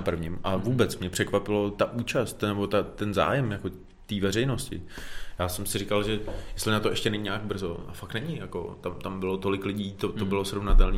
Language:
Czech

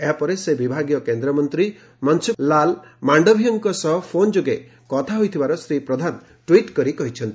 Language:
Odia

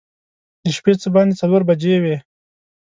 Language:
Pashto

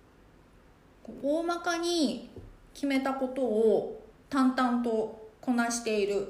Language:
Japanese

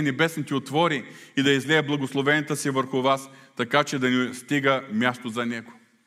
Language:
Bulgarian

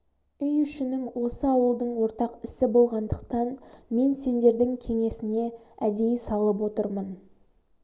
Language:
Kazakh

